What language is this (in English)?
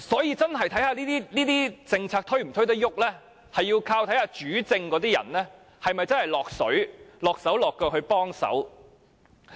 Cantonese